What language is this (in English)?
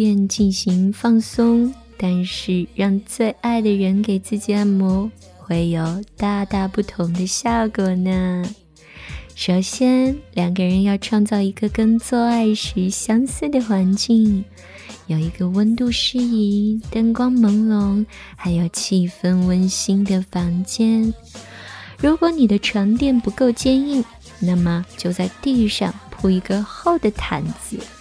Chinese